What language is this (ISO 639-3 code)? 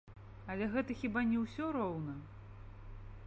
bel